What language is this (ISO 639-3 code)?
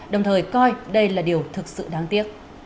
vie